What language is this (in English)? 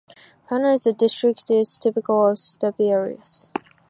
English